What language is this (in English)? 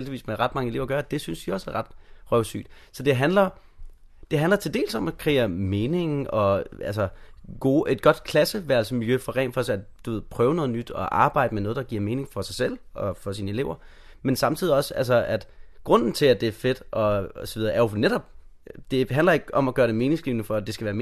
Danish